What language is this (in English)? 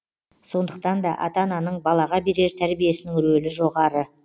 Kazakh